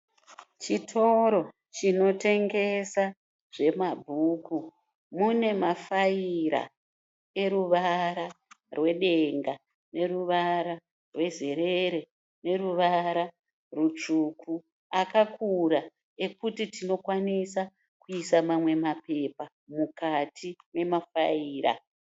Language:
Shona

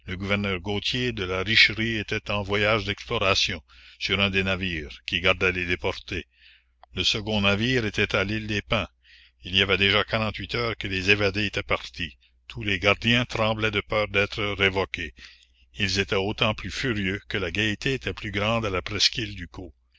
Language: French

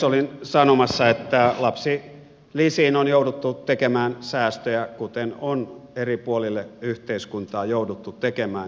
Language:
Finnish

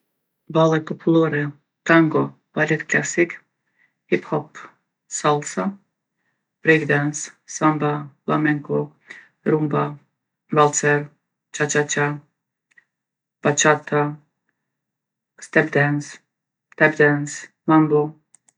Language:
Gheg Albanian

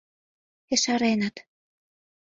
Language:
Mari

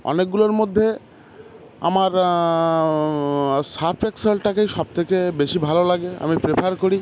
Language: Bangla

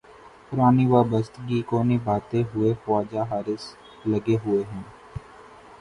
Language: Urdu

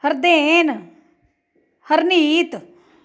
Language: Punjabi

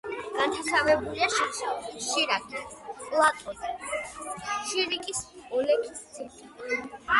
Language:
Georgian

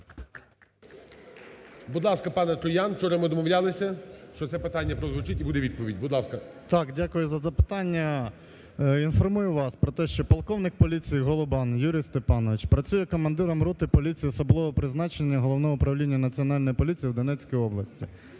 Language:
Ukrainian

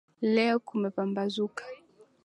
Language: Swahili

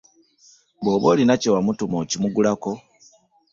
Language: Ganda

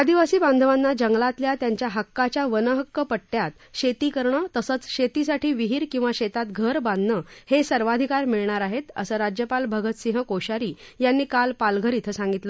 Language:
Marathi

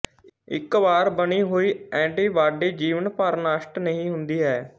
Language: Punjabi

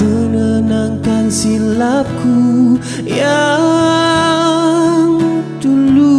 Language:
Malay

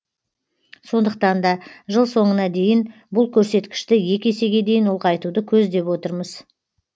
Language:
Kazakh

